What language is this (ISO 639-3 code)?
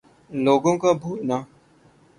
urd